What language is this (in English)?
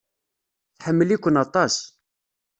Kabyle